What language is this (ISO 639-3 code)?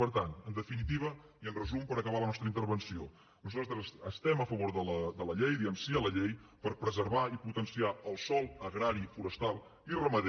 cat